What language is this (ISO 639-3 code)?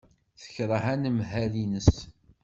kab